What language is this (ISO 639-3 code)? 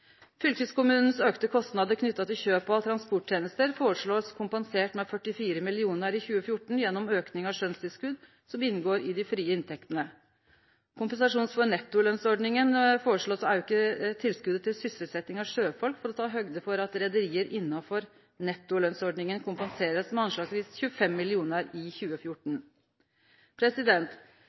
nno